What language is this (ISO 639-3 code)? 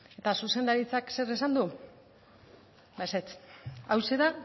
eus